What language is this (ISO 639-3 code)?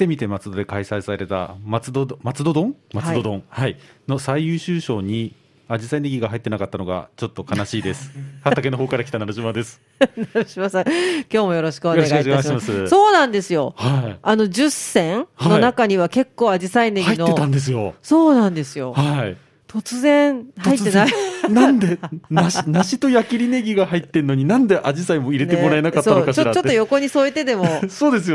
jpn